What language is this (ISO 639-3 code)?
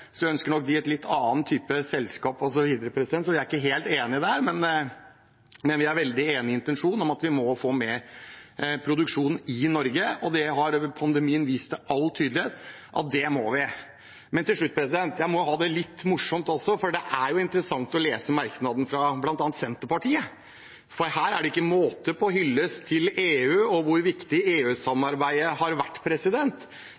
nob